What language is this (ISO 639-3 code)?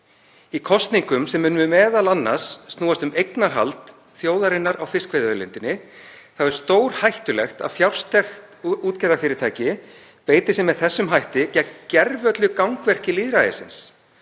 isl